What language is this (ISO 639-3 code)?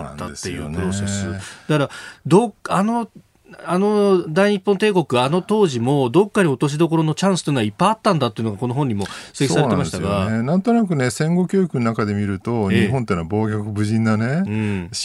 jpn